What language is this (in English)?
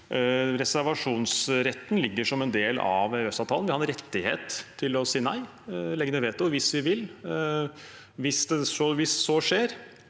Norwegian